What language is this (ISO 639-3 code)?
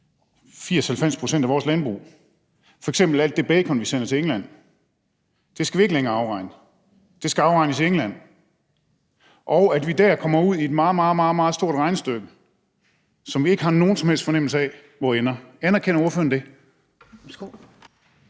dan